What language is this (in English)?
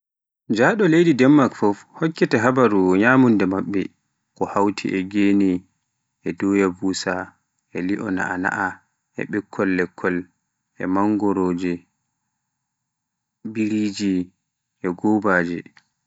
Pular